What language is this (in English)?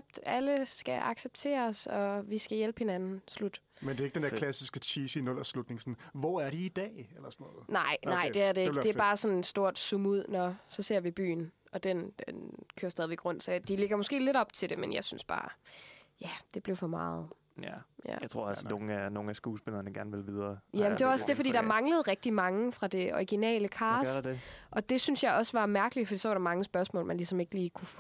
Danish